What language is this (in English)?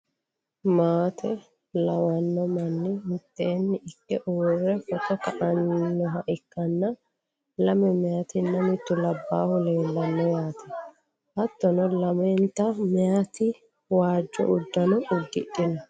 Sidamo